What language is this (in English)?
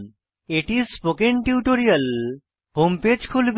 Bangla